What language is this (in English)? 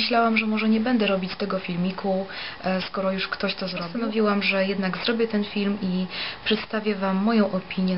Polish